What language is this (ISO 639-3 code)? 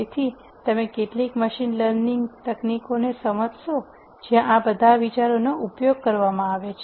guj